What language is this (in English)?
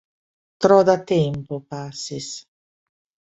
Esperanto